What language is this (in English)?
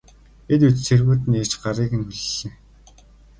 Mongolian